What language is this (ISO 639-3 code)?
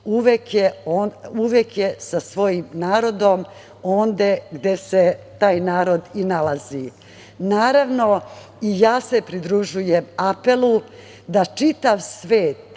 srp